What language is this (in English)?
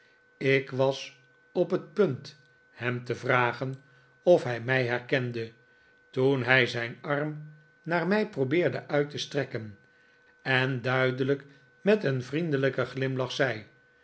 Dutch